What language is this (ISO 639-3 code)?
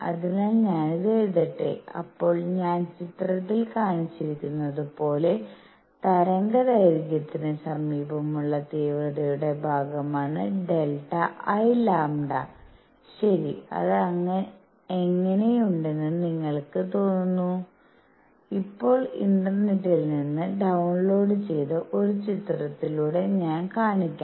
mal